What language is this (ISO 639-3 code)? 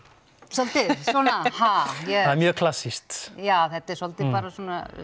isl